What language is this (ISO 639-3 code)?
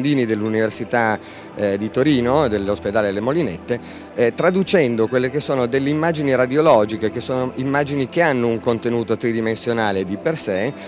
ita